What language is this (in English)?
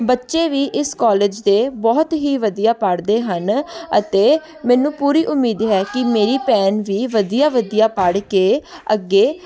Punjabi